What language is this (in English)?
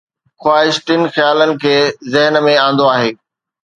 Sindhi